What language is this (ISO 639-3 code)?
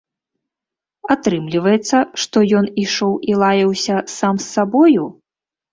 bel